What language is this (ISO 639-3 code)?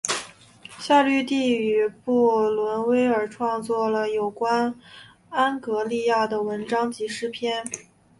zho